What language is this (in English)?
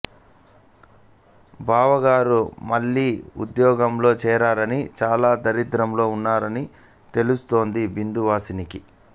Telugu